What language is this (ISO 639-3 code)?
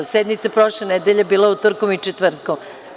srp